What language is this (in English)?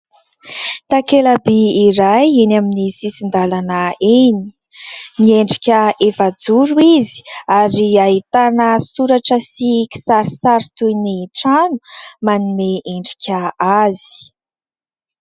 Malagasy